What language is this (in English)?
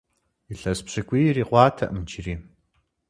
Kabardian